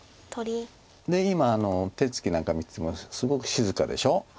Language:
Japanese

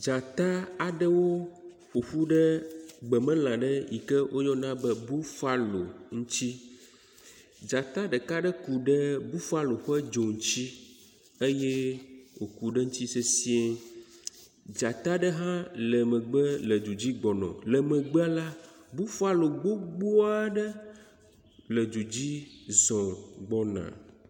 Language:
Ewe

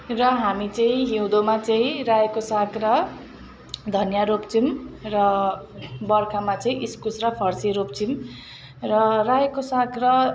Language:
Nepali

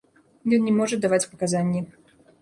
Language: Belarusian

